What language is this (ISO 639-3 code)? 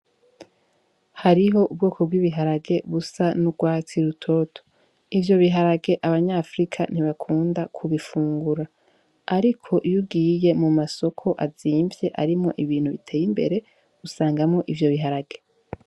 run